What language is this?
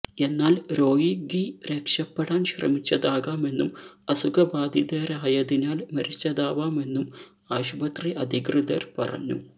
Malayalam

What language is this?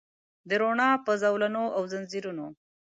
Pashto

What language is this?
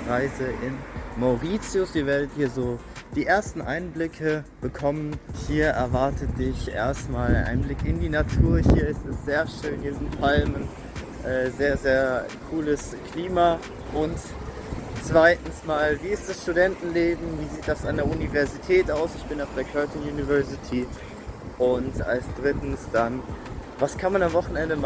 German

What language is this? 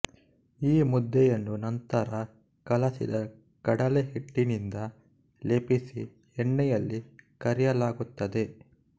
Kannada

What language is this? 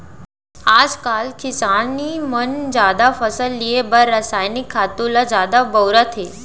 Chhattisgarhi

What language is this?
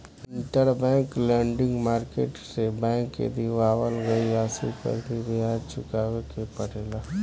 Bhojpuri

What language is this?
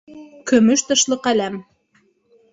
Bashkir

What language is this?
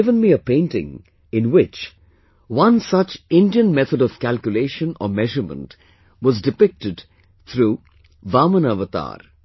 English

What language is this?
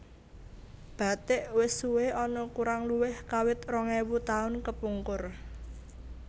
Javanese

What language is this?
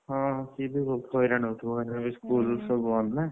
Odia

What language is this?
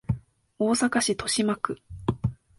Japanese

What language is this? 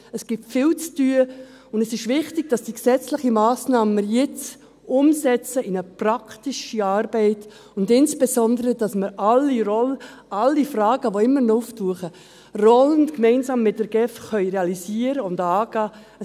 Swiss German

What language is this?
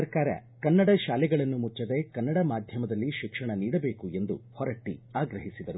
Kannada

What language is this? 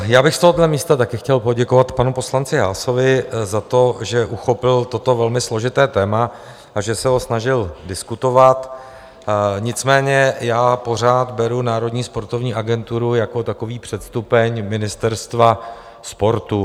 Czech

